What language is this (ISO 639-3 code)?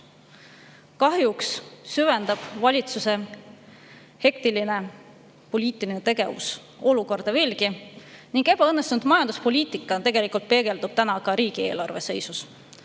est